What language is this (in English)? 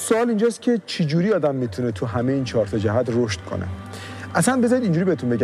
Persian